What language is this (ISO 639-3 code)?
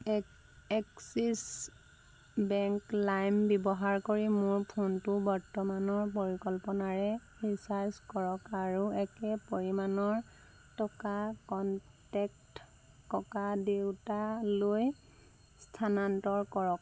asm